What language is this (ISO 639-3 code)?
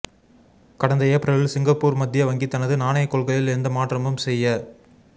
tam